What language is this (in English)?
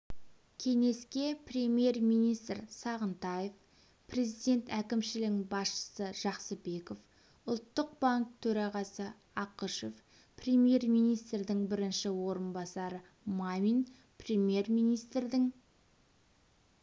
Kazakh